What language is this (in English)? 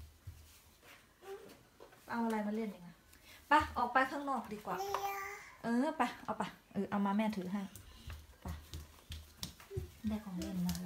Thai